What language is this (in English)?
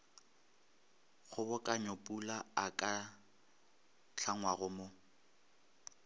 Northern Sotho